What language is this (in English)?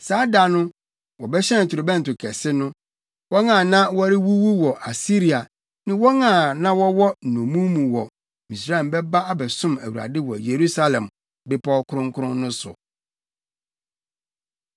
Akan